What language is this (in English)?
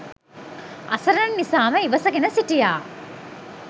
Sinhala